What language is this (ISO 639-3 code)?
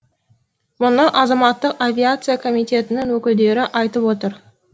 kaz